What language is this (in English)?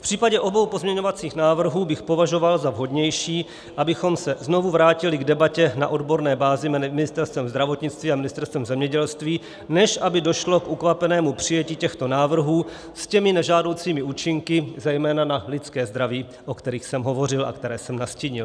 Czech